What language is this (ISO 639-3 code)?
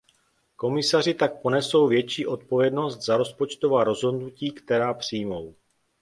ces